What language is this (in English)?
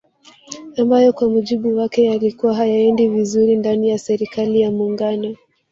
Swahili